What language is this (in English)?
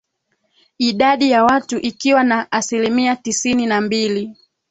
Swahili